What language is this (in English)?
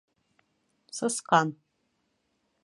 Bashkir